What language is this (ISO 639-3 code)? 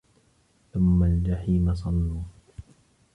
ara